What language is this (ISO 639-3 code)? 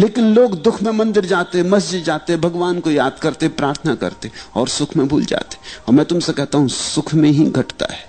hin